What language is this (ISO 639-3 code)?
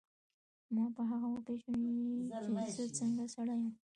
pus